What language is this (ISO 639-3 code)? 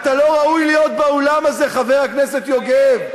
heb